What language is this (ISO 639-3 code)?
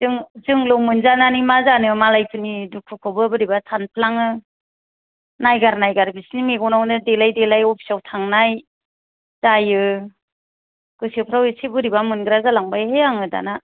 brx